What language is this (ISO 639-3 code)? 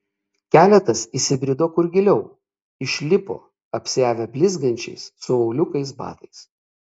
lit